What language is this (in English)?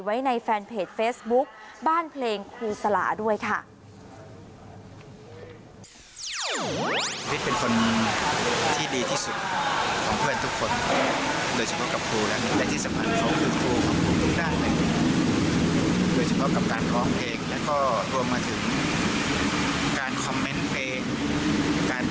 Thai